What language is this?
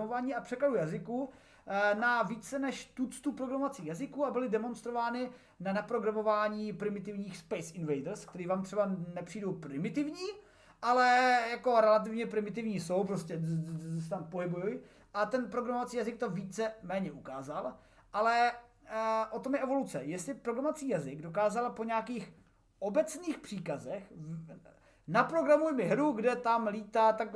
Czech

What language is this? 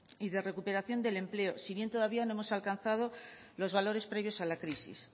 Spanish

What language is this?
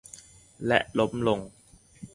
Thai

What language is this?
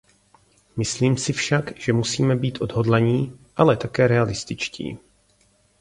Czech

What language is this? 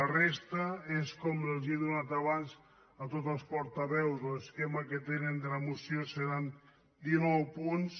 Catalan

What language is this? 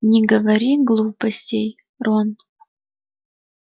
Russian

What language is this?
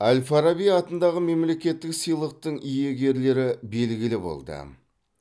Kazakh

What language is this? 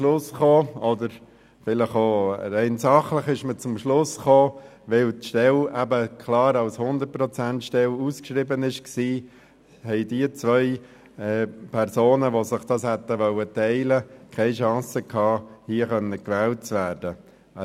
Swiss German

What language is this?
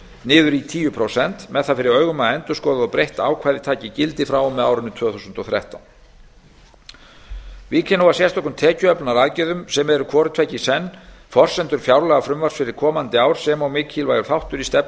Icelandic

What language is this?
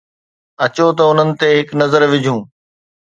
Sindhi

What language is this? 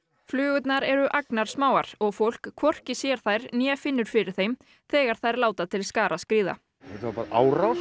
Icelandic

